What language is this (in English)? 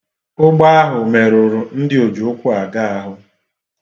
Igbo